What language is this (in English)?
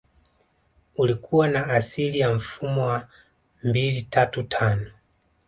Swahili